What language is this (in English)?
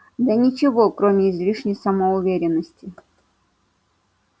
Russian